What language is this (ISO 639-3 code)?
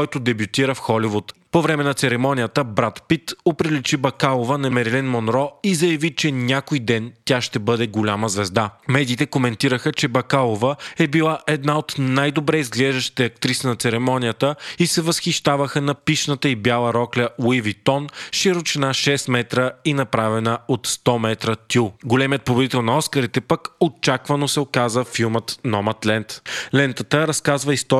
bul